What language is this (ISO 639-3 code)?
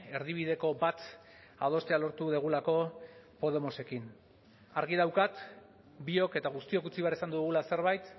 eus